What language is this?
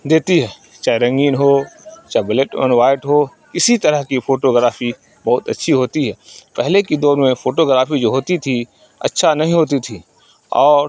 Urdu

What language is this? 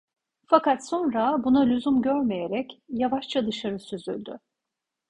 Turkish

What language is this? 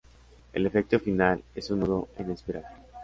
Spanish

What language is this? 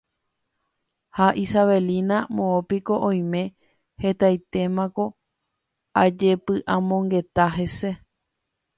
Guarani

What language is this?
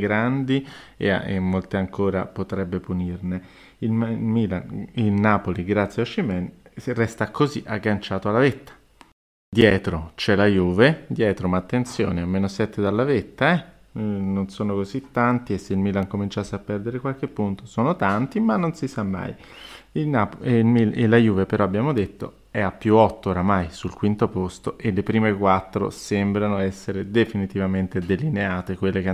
Italian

